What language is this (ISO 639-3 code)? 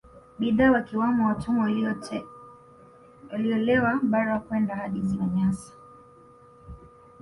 swa